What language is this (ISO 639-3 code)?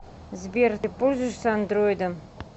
rus